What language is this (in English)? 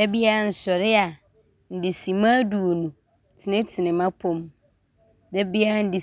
Abron